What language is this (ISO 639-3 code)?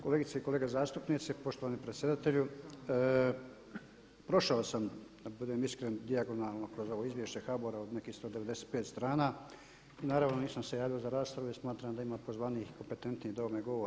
hrv